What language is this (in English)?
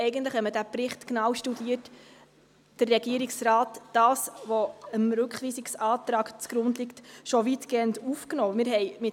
Swiss German